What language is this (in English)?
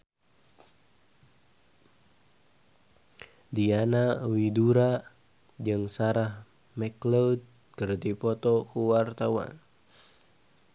Sundanese